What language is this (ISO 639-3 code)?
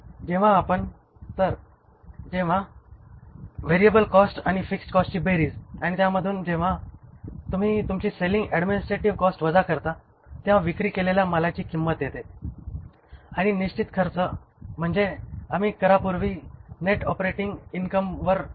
mar